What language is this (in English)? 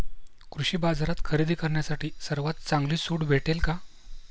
Marathi